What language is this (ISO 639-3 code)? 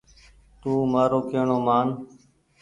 gig